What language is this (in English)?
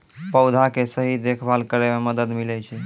Maithili